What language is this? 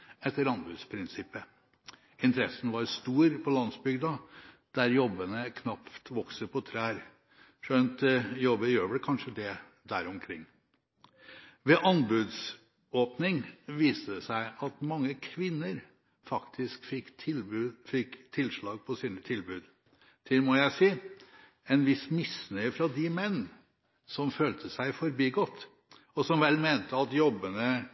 Norwegian Bokmål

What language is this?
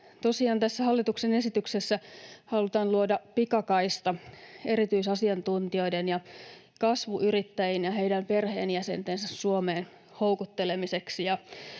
Finnish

